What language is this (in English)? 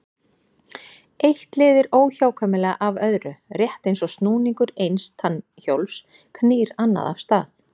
Icelandic